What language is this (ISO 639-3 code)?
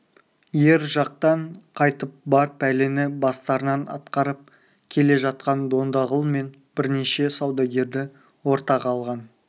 kaz